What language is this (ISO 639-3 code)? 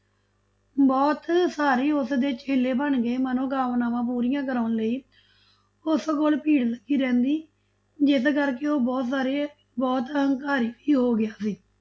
pan